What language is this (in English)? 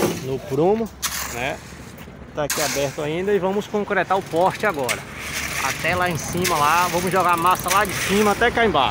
Portuguese